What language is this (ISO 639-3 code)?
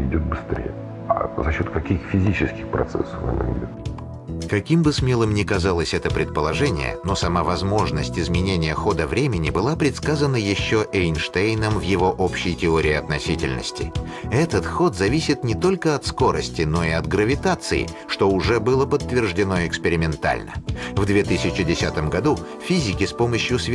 rus